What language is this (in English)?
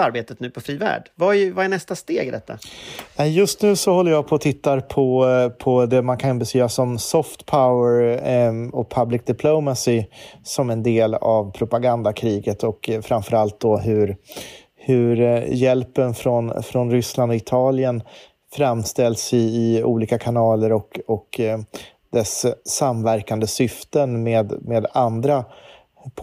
Swedish